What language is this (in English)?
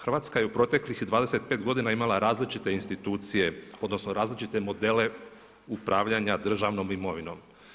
Croatian